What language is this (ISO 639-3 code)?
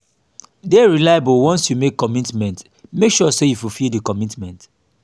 pcm